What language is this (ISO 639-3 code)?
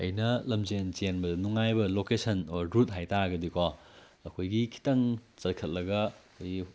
mni